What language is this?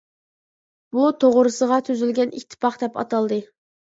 Uyghur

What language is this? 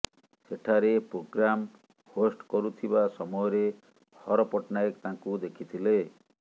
Odia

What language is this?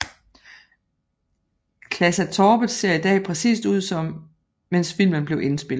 Danish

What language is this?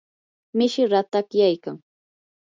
Yanahuanca Pasco Quechua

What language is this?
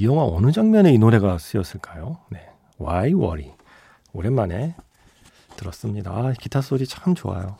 Korean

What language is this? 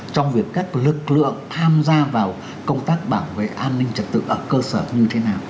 Vietnamese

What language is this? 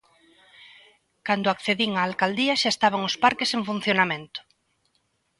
Galician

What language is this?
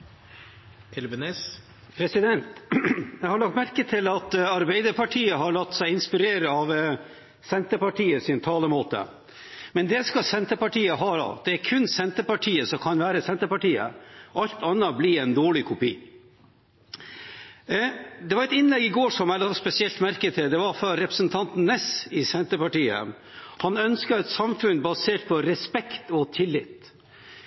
Norwegian Bokmål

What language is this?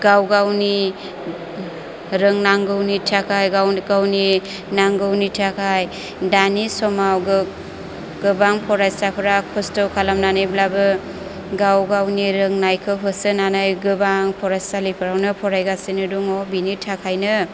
Bodo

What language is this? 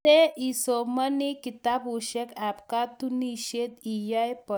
Kalenjin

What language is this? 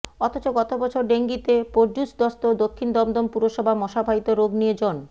Bangla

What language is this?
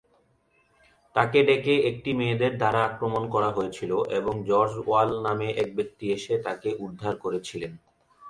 Bangla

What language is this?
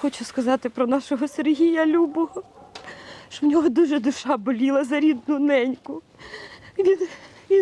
Ukrainian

